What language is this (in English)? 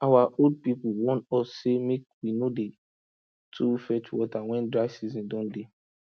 Nigerian Pidgin